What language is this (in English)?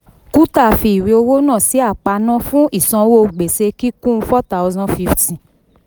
Yoruba